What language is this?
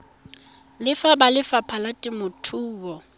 Tswana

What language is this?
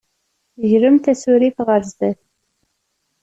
Kabyle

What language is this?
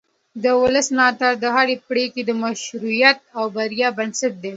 Pashto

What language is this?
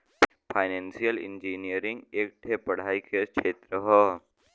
Bhojpuri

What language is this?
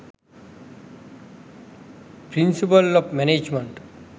Sinhala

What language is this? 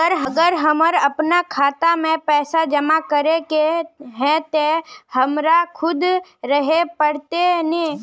Magahi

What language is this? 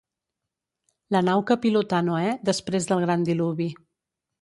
Catalan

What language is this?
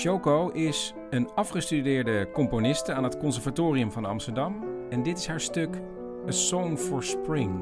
Dutch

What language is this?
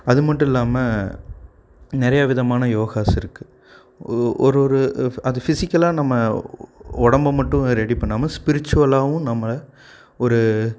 Tamil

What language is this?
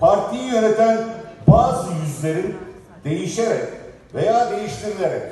Turkish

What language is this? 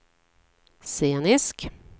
Swedish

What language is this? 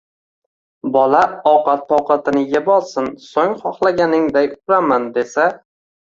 Uzbek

